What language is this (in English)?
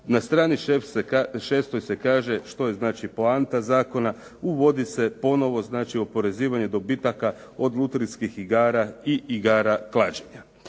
Croatian